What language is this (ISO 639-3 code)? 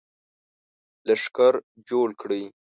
pus